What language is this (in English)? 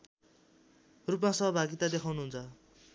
Nepali